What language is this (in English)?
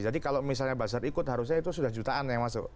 Indonesian